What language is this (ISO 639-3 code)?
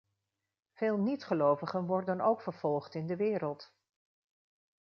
nld